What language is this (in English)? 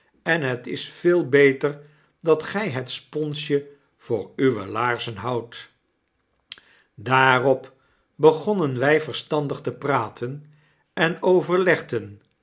Dutch